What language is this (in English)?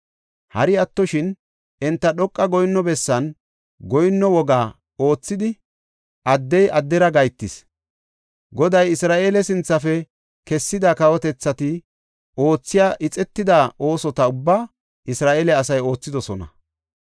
Gofa